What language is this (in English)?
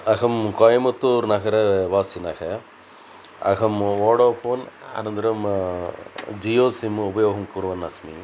Sanskrit